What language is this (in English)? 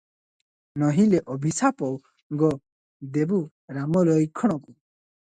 Odia